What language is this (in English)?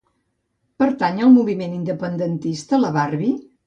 Catalan